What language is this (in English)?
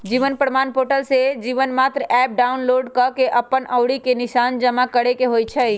Magahi